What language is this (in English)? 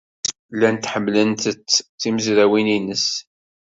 Kabyle